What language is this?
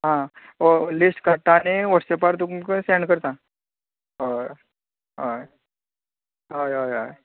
Konkani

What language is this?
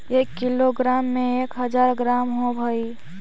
Magahi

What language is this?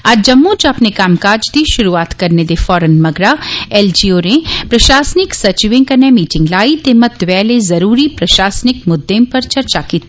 Dogri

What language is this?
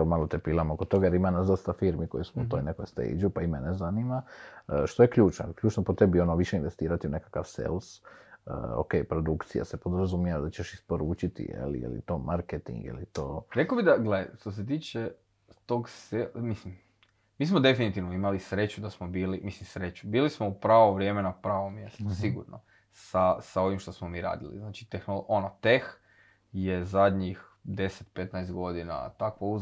Croatian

